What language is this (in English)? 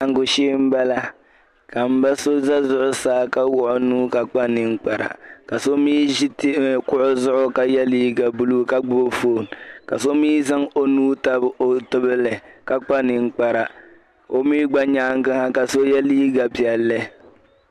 Dagbani